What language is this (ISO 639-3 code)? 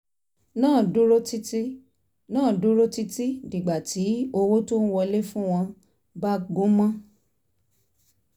yor